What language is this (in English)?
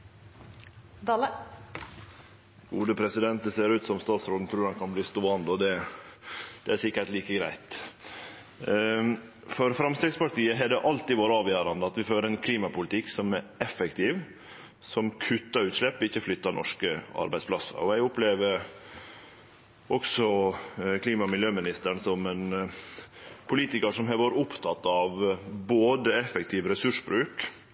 Norwegian Nynorsk